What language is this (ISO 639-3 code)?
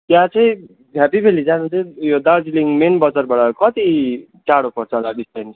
nep